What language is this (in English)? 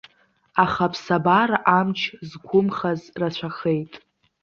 Abkhazian